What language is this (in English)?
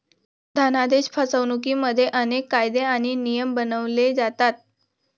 Marathi